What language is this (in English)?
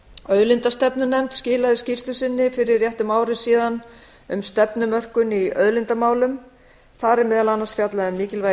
Icelandic